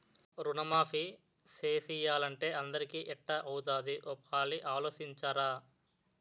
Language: Telugu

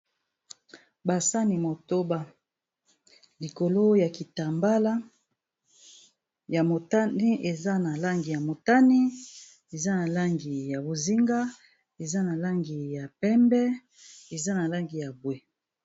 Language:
Lingala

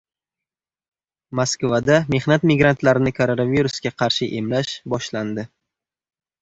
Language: Uzbek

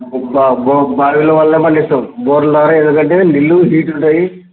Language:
Telugu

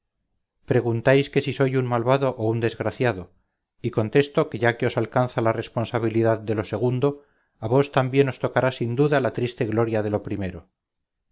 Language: Spanish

